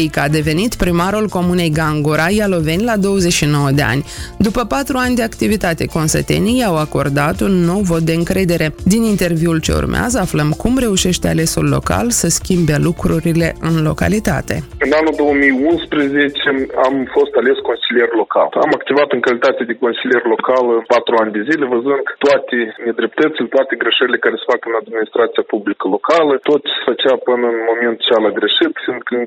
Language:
Romanian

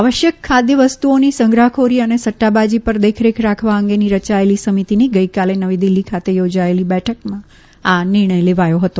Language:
Gujarati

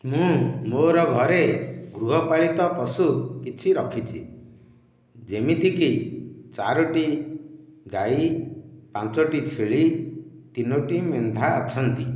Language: Odia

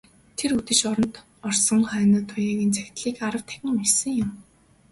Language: Mongolian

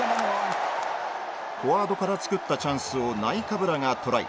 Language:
Japanese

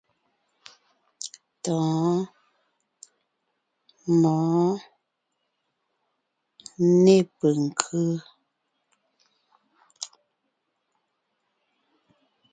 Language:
Ngiemboon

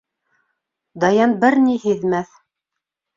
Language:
Bashkir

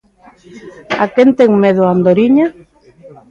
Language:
Galician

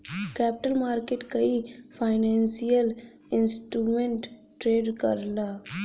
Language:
Bhojpuri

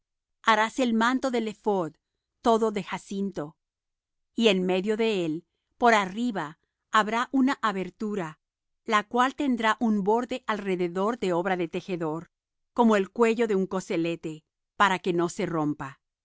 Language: Spanish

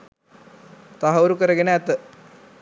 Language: Sinhala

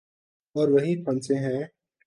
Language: Urdu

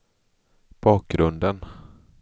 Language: Swedish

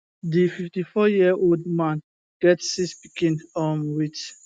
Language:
Nigerian Pidgin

